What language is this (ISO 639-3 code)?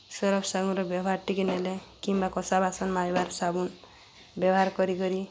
ori